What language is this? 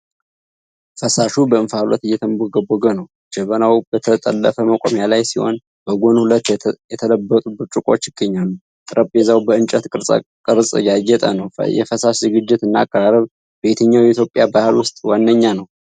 Amharic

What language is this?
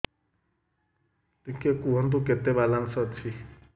Odia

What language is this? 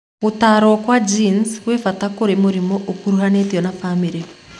Kikuyu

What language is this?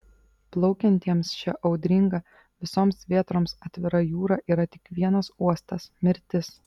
Lithuanian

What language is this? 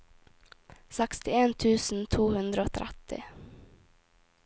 Norwegian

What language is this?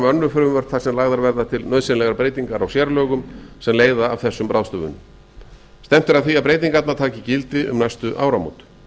Icelandic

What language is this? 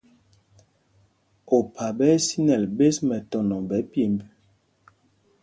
Mpumpong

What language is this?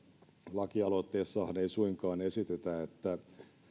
Finnish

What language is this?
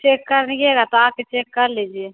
Hindi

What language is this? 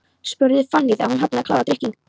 Icelandic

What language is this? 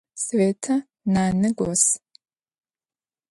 Adyghe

